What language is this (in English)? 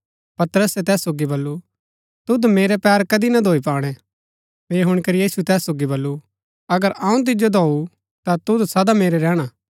Gaddi